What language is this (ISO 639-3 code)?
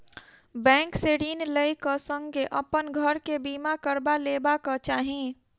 mai